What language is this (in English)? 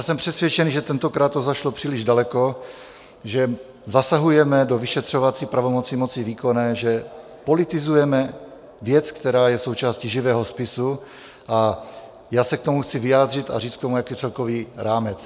Czech